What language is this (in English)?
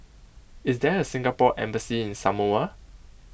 English